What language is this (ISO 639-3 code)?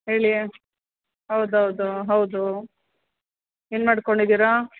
kan